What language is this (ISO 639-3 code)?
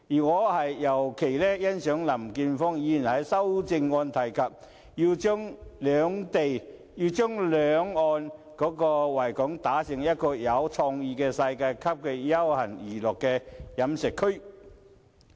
yue